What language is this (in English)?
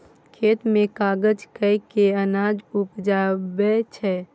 Maithili